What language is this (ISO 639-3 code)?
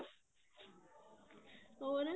pan